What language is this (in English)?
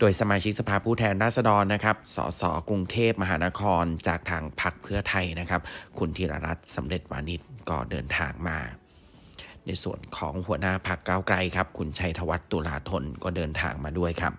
Thai